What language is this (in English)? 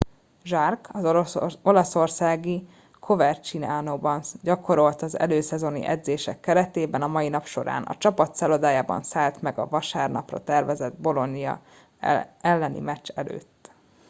Hungarian